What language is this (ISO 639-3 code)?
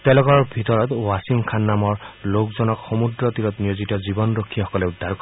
asm